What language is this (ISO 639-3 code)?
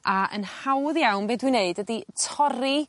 cym